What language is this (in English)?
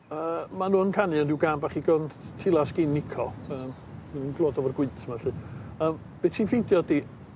Welsh